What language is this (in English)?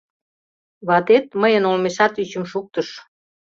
Mari